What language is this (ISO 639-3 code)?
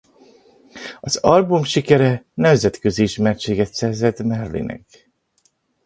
hun